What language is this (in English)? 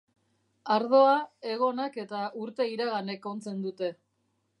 Basque